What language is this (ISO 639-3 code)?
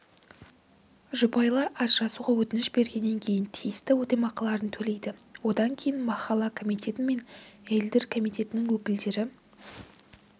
kaz